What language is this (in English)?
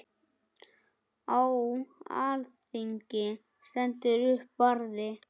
Icelandic